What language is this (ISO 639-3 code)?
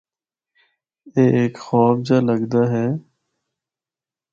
hno